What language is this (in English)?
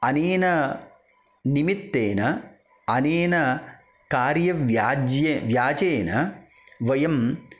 Sanskrit